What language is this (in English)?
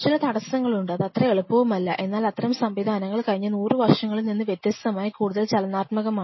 Malayalam